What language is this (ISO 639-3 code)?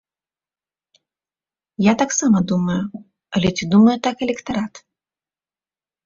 bel